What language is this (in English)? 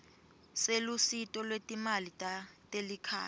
Swati